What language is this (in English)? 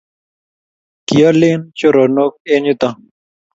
Kalenjin